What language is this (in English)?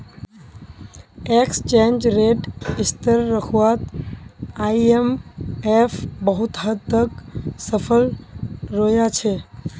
Magahi